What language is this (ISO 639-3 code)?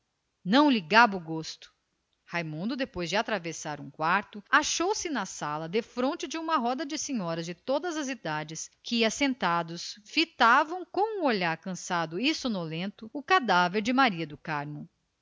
por